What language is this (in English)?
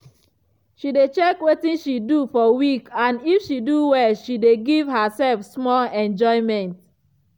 Nigerian Pidgin